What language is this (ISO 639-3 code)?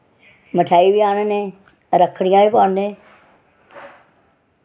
doi